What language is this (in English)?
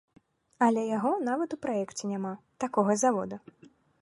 Belarusian